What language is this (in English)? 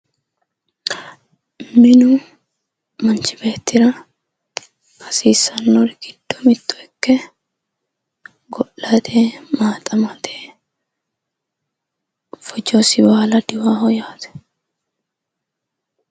Sidamo